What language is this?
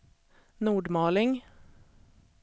Swedish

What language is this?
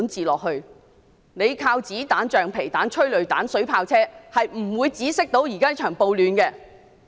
Cantonese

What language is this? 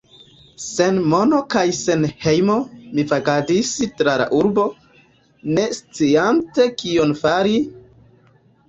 Esperanto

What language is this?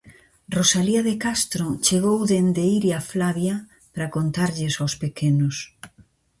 Galician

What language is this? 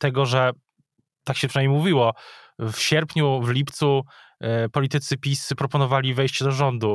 Polish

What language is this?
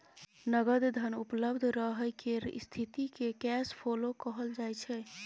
Maithili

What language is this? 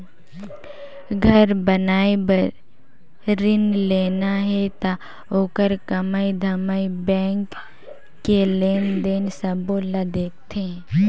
Chhattisgarhi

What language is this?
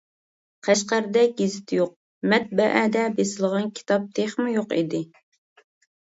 Uyghur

